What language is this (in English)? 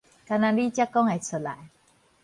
Min Nan Chinese